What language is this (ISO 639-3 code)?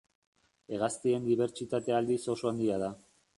eus